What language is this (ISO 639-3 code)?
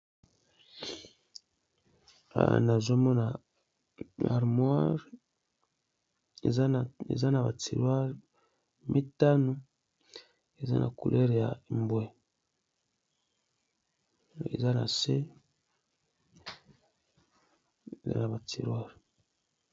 lin